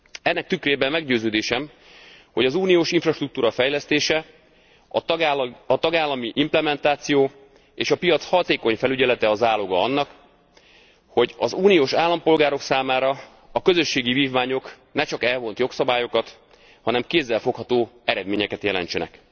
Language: Hungarian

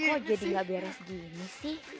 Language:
Indonesian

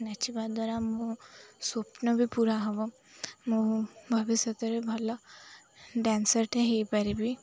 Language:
Odia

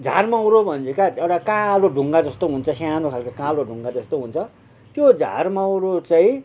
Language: Nepali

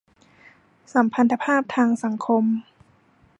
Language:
Thai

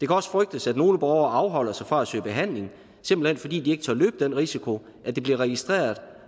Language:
Danish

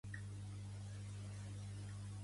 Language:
Catalan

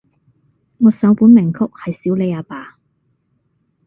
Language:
Cantonese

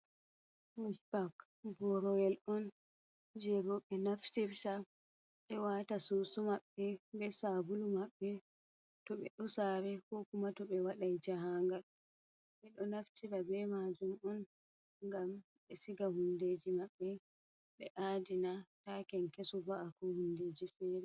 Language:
Fula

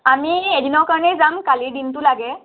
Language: Assamese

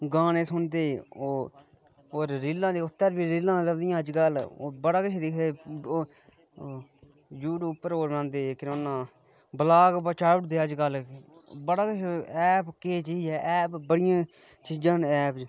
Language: Dogri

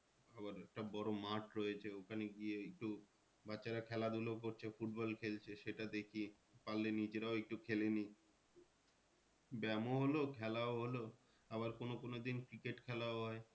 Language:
Bangla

